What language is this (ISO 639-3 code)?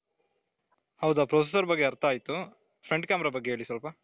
kan